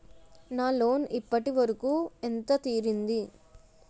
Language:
Telugu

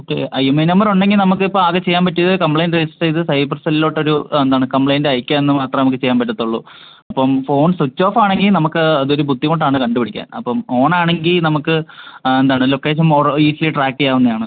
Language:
Malayalam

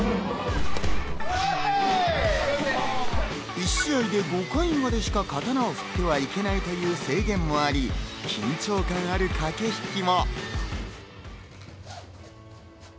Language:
Japanese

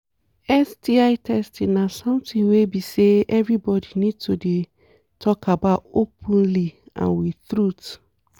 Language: Nigerian Pidgin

